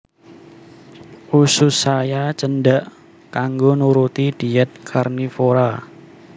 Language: Javanese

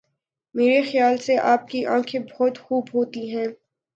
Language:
Urdu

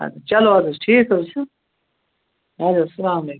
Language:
Kashmiri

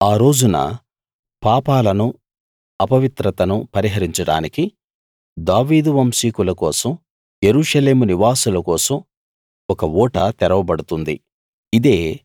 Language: Telugu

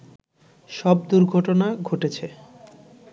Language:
Bangla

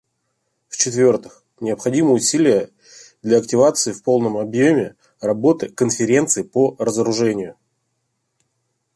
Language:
Russian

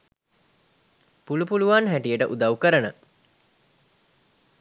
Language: Sinhala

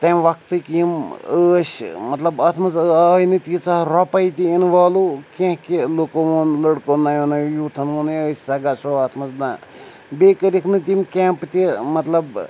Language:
Kashmiri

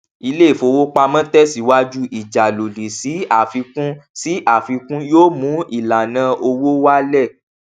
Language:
Yoruba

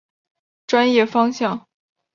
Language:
Chinese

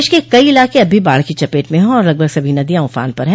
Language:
Hindi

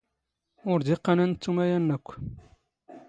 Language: Standard Moroccan Tamazight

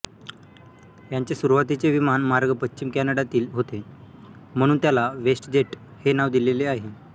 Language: Marathi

